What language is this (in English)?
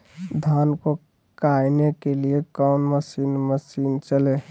Magahi